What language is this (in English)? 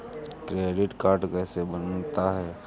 Hindi